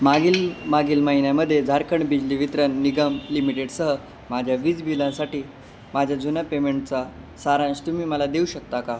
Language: Marathi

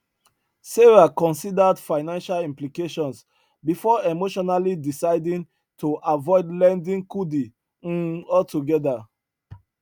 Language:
Nigerian Pidgin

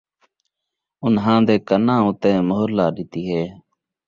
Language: Saraiki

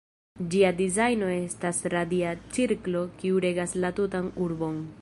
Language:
Esperanto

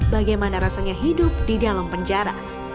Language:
Indonesian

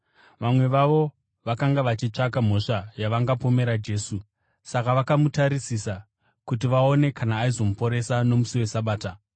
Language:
Shona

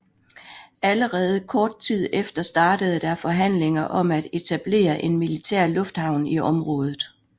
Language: Danish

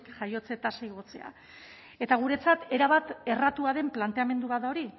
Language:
Basque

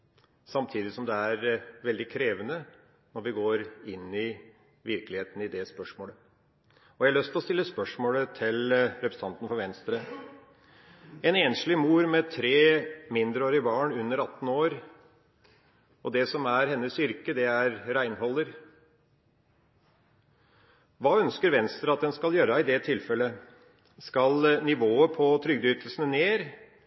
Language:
Norwegian Bokmål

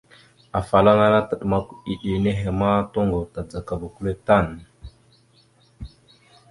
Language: Mada (Cameroon)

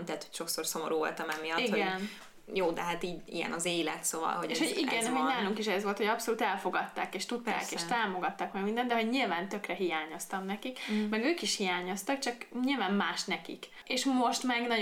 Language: Hungarian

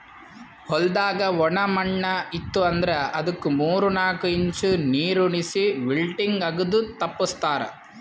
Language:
Kannada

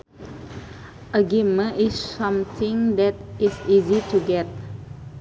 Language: Sundanese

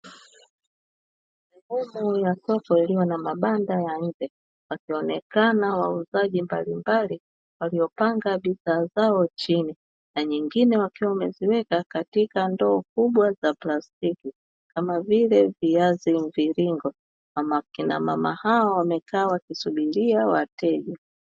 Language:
Swahili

